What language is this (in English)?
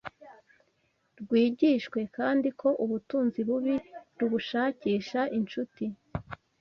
Kinyarwanda